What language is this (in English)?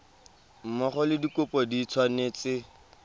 Tswana